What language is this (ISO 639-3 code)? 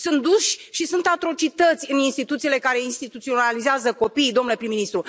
ron